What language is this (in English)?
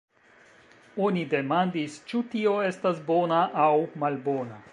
Esperanto